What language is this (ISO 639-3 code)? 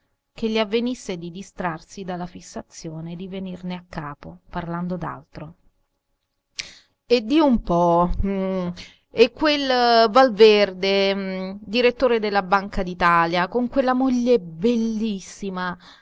ita